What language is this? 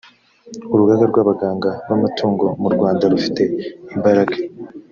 Kinyarwanda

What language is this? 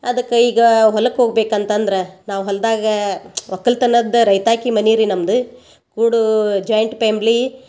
Kannada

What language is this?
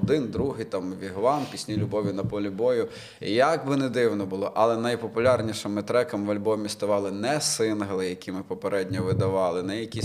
Ukrainian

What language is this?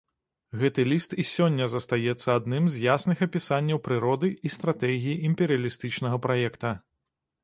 Belarusian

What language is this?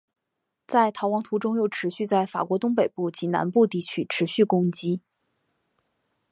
Chinese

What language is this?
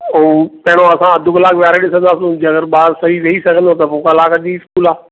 Sindhi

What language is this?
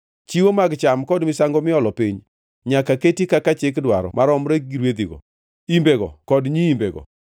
Luo (Kenya and Tanzania)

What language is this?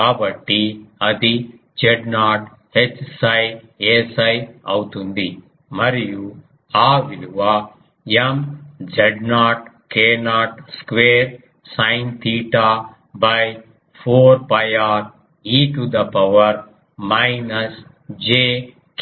Telugu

